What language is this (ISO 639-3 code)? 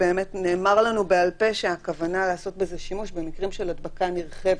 heb